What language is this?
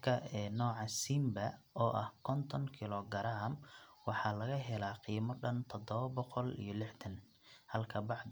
Somali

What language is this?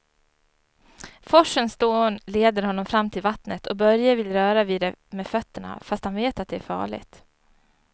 Swedish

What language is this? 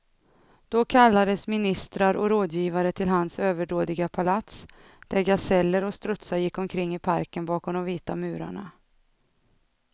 Swedish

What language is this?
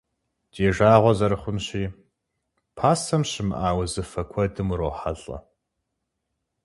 Kabardian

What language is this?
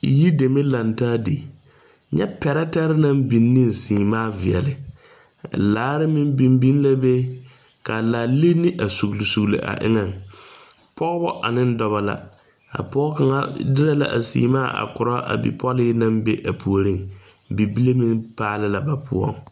Southern Dagaare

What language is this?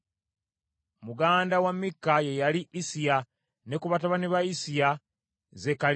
Ganda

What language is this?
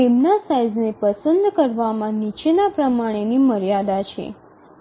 Gujarati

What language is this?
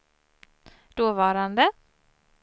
Swedish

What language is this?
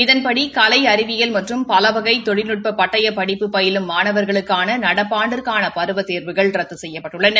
Tamil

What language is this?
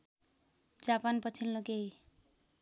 Nepali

